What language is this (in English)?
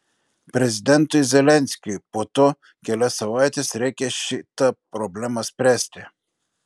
Lithuanian